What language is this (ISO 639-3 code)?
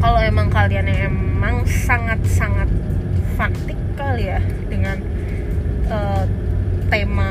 ind